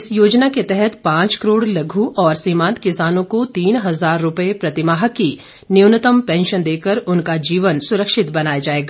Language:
Hindi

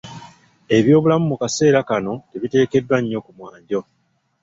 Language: Ganda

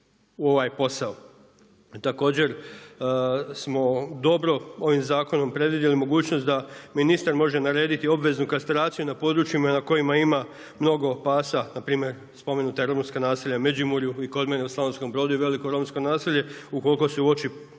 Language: Croatian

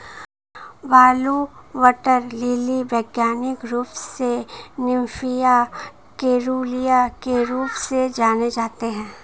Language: Hindi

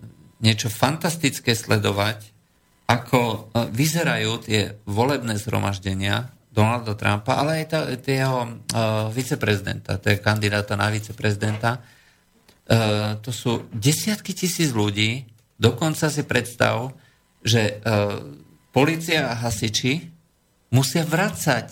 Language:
Slovak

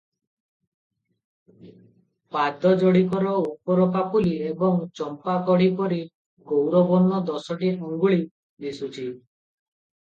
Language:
Odia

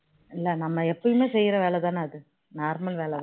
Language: Tamil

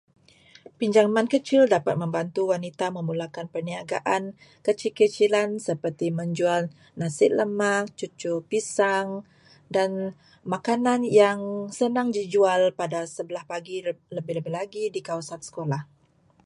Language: Malay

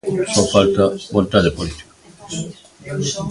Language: Galician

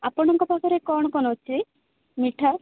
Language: Odia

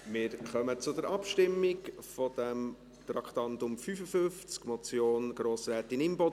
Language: Swiss German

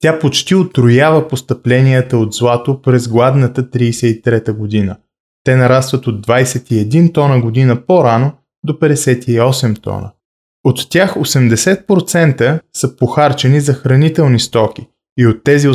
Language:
Bulgarian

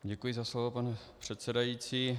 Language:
Czech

